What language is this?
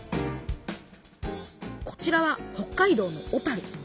Japanese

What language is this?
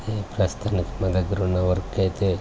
Telugu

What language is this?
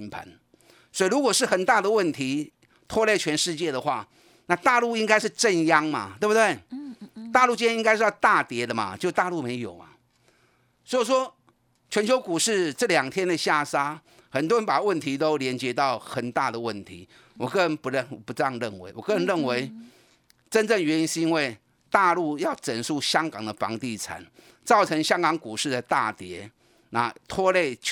Chinese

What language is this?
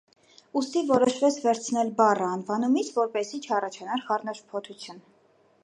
Armenian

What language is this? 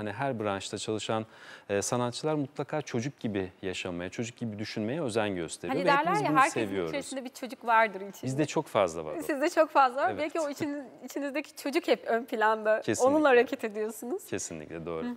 Turkish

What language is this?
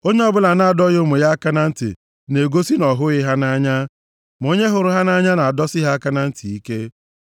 Igbo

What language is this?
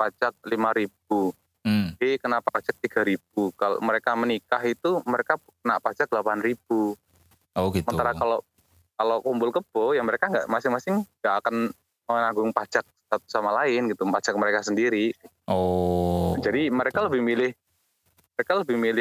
Indonesian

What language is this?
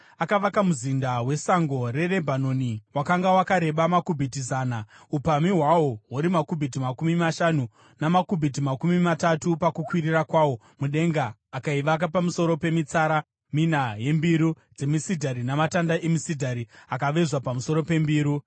Shona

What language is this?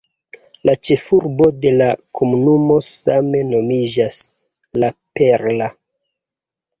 Esperanto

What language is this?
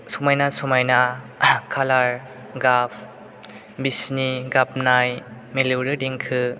Bodo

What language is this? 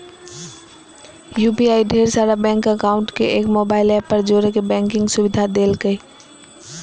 Magahi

